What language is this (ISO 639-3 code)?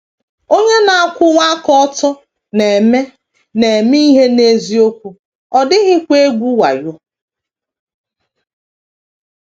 ibo